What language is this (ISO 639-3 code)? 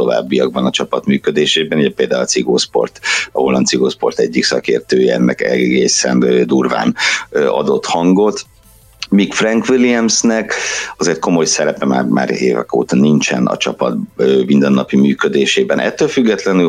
hun